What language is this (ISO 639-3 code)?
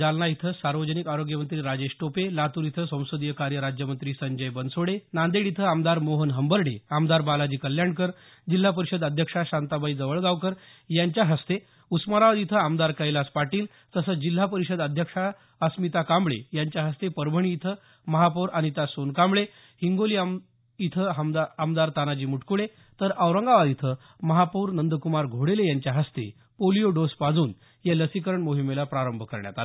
mar